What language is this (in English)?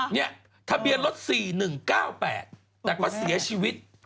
Thai